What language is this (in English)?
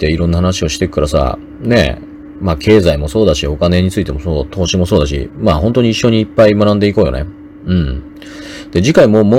Japanese